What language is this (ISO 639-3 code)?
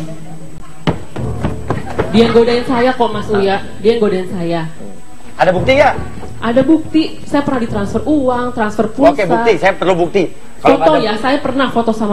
ind